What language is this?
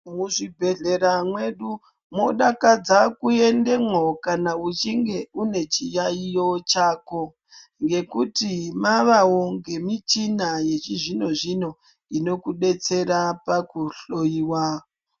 Ndau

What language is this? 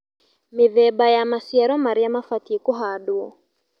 Kikuyu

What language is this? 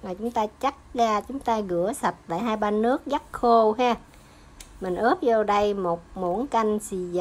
Vietnamese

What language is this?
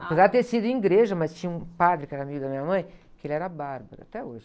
Portuguese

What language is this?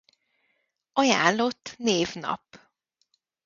Hungarian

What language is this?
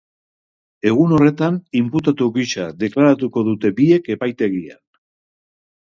Basque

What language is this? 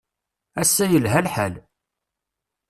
Kabyle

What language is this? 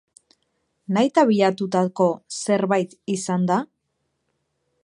Basque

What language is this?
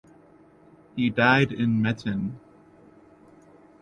English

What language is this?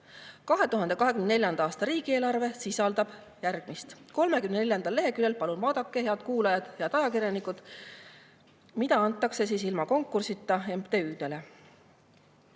Estonian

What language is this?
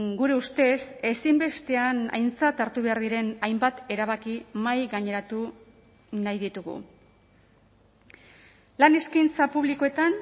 Basque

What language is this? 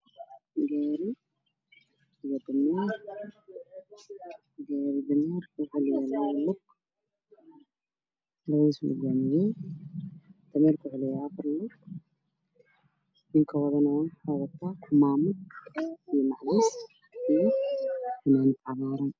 Somali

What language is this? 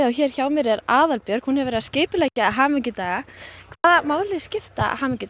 Icelandic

